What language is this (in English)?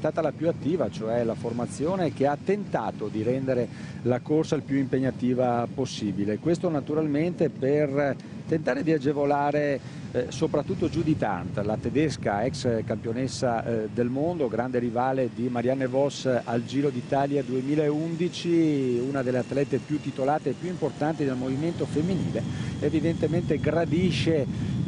Italian